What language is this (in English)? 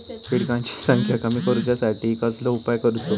Marathi